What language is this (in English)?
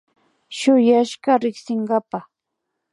Imbabura Highland Quichua